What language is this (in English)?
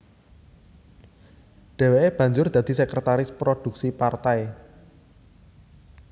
Javanese